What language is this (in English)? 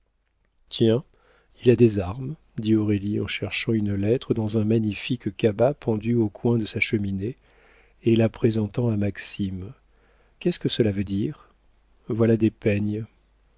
French